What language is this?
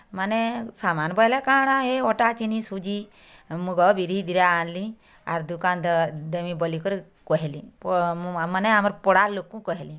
Odia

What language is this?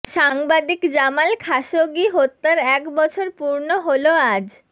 Bangla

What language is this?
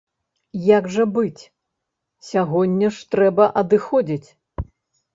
Belarusian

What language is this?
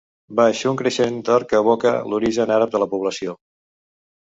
Catalan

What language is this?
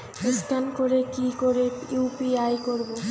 Bangla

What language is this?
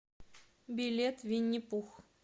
Russian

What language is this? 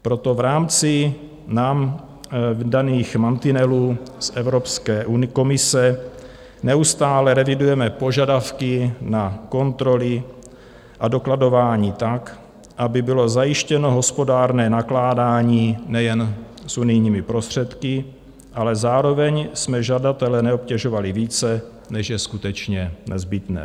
Czech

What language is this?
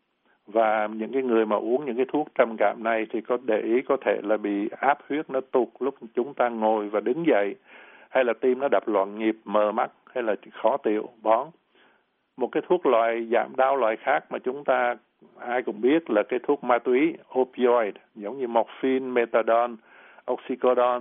Vietnamese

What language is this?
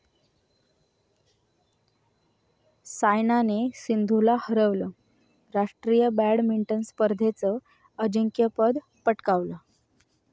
Marathi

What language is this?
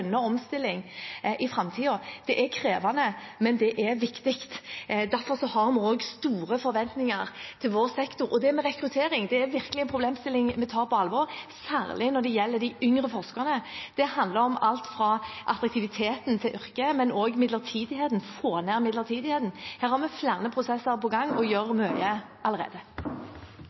Norwegian Bokmål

